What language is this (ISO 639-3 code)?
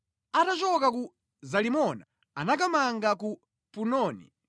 nya